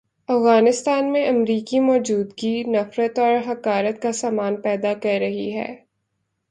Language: Urdu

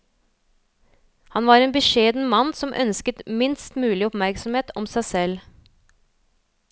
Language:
Norwegian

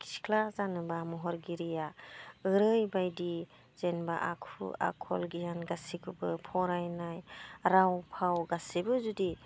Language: Bodo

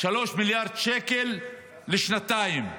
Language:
Hebrew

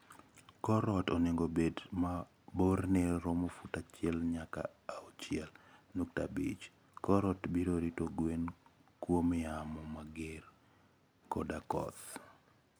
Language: Luo (Kenya and Tanzania)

